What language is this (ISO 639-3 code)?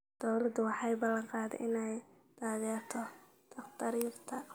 som